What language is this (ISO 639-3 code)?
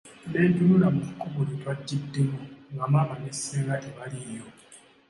lug